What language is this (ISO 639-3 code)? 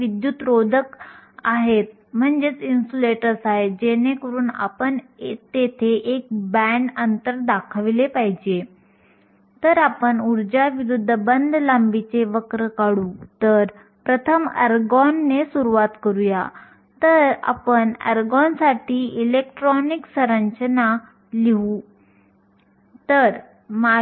mar